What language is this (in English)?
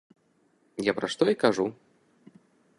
Belarusian